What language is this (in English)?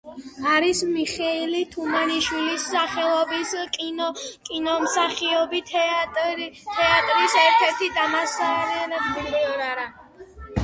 Georgian